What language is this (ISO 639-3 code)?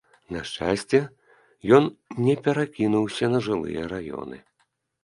bel